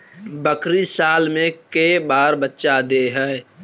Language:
Magahi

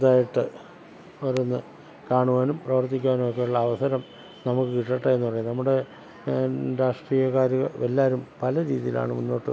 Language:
Malayalam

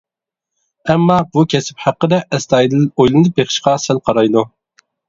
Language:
Uyghur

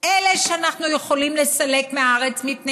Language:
Hebrew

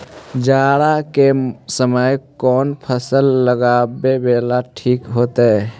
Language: Magahi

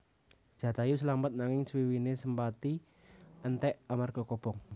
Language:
Javanese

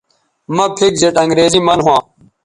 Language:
Bateri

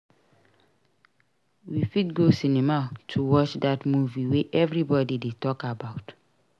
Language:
Nigerian Pidgin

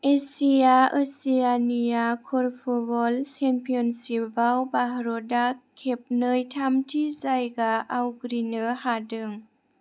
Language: Bodo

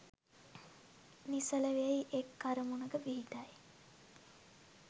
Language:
Sinhala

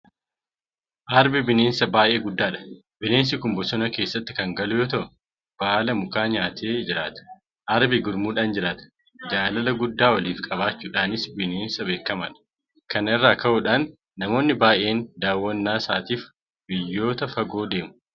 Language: Oromo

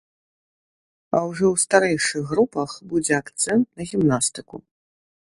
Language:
Belarusian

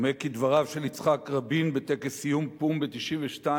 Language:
Hebrew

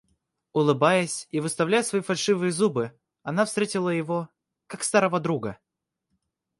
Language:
Russian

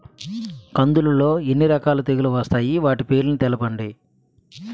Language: Telugu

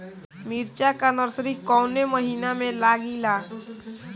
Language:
Bhojpuri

